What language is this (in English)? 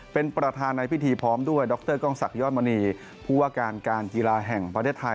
Thai